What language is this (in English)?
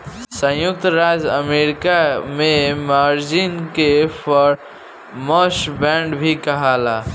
Bhojpuri